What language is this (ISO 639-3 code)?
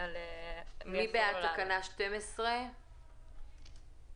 heb